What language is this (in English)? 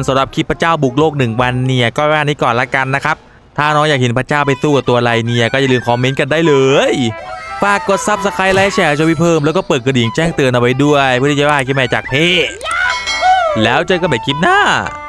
Thai